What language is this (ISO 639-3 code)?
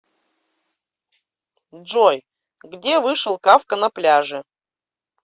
rus